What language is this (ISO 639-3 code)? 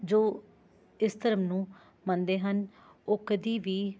pan